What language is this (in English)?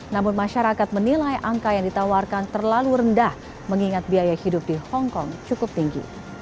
Indonesian